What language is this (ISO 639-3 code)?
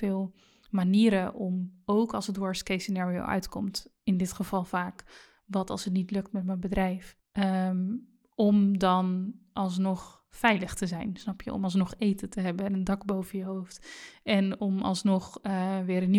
nld